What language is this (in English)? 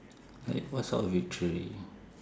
English